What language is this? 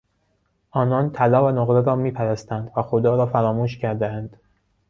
Persian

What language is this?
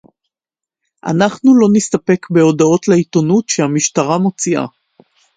Hebrew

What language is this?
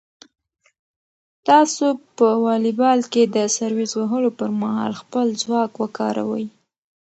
Pashto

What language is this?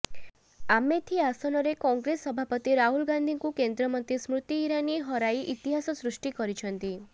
Odia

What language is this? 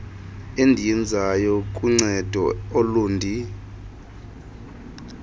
Xhosa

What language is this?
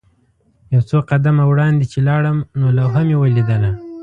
Pashto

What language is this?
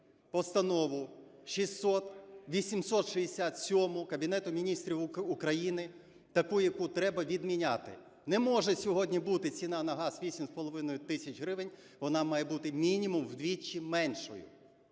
Ukrainian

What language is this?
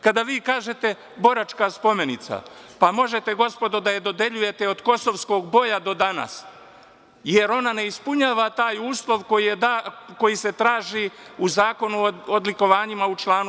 Serbian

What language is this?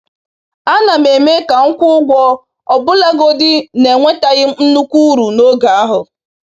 Igbo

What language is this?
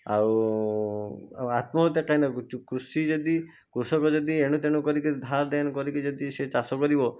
Odia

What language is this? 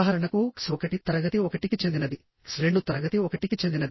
Telugu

